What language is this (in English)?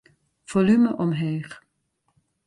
Western Frisian